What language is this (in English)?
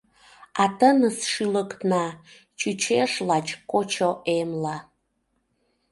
Mari